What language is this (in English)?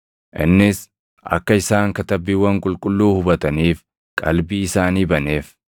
Oromo